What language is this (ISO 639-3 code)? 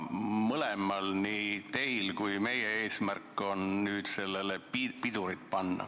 est